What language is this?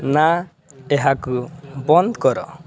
Odia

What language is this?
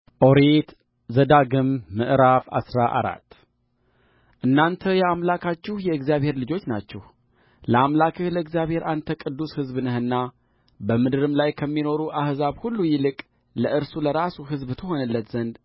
Amharic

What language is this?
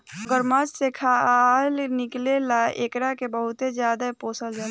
Bhojpuri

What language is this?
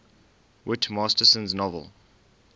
English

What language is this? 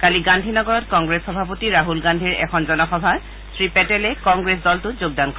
Assamese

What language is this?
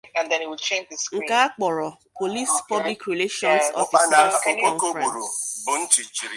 Igbo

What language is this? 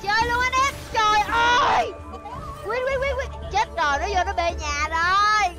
Vietnamese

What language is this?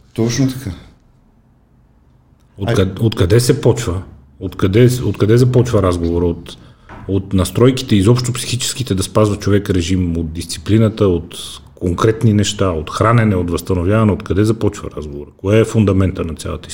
Bulgarian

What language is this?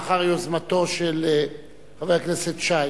Hebrew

